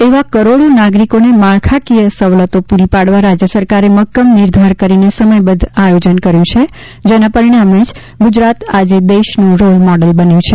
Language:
Gujarati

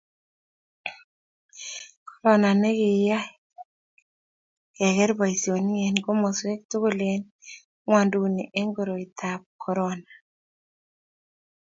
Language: Kalenjin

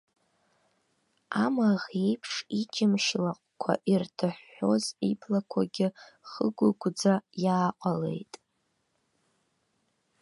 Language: Abkhazian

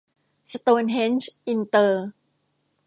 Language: Thai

